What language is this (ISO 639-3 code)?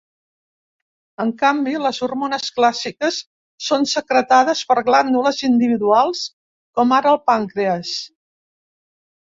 cat